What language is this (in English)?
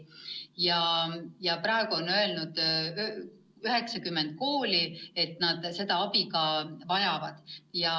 Estonian